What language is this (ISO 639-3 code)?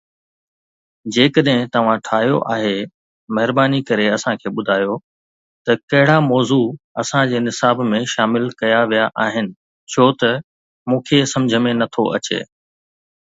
snd